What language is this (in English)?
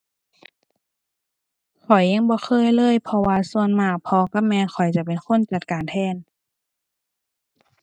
Thai